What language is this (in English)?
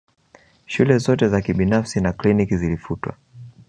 Swahili